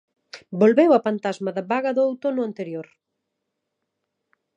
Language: Galician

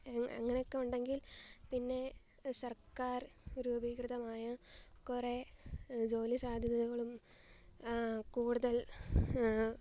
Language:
Malayalam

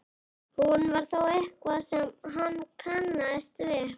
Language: Icelandic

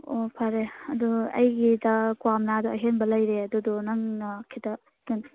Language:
Manipuri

